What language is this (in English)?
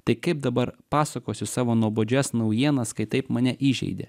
Lithuanian